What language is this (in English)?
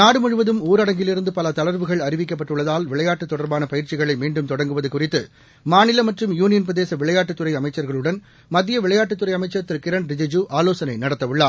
Tamil